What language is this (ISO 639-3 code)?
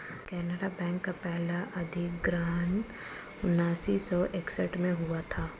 hin